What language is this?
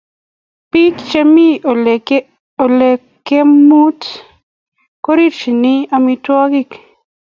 Kalenjin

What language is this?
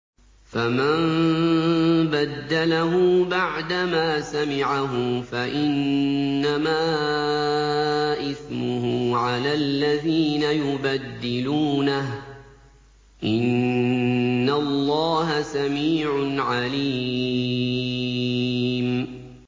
Arabic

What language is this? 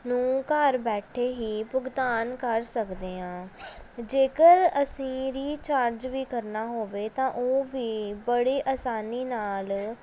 Punjabi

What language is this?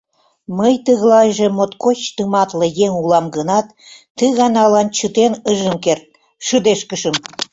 Mari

